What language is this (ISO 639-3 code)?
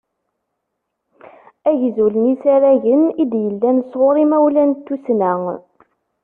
kab